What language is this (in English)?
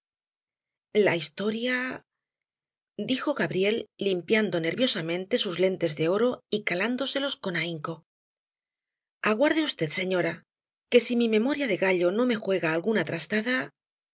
Spanish